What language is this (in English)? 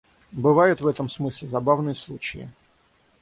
Russian